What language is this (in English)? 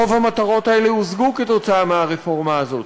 Hebrew